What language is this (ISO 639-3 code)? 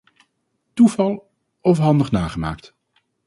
nld